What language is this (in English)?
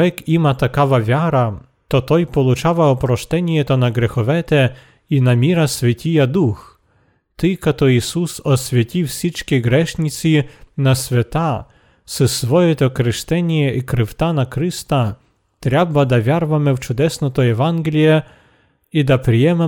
Bulgarian